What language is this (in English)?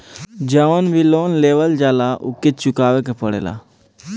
Bhojpuri